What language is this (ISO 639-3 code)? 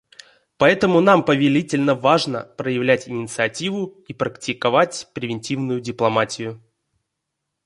rus